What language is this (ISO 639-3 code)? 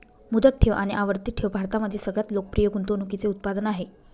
mar